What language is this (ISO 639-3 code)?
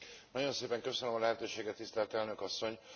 hun